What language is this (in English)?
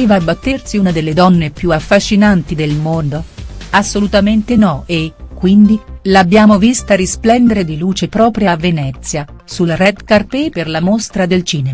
Italian